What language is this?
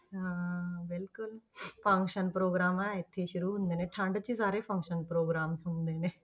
Punjabi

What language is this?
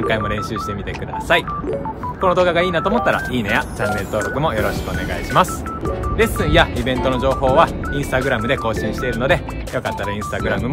Japanese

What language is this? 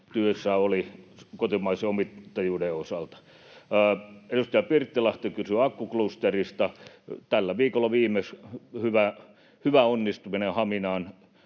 Finnish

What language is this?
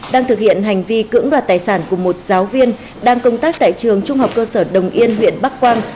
Vietnamese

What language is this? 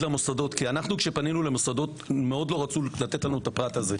Hebrew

